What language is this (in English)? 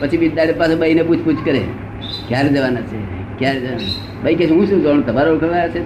Gujarati